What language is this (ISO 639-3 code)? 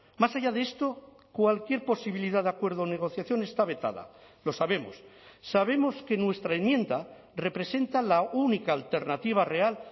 spa